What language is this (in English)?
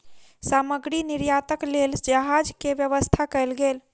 Maithili